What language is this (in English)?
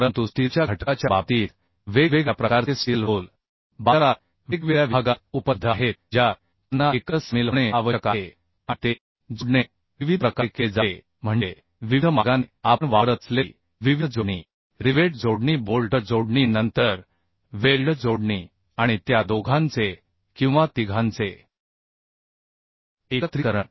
Marathi